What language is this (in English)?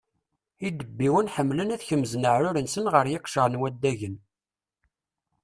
Kabyle